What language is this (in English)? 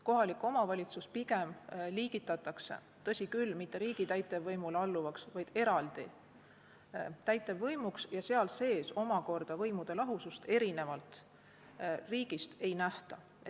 Estonian